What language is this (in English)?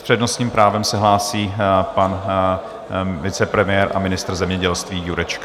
Czech